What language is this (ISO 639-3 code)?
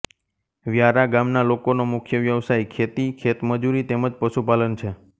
guj